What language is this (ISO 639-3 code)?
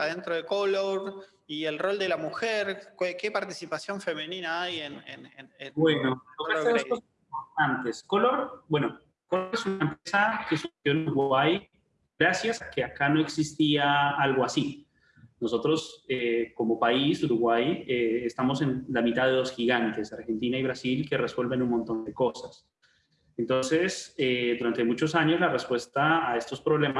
spa